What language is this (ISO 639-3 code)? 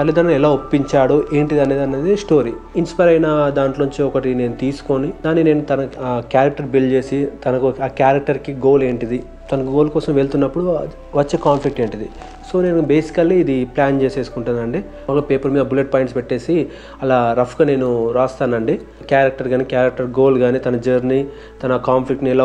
tel